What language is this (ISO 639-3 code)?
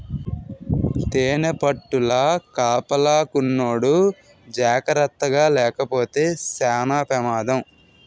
tel